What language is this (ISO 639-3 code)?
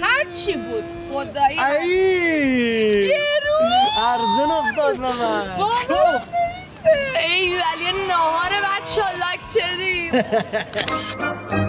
fas